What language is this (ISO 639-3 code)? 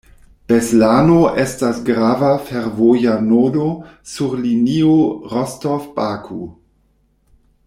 epo